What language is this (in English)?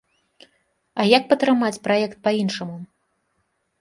Belarusian